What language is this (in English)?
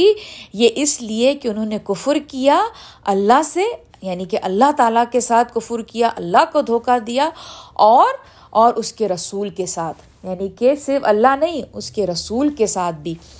Urdu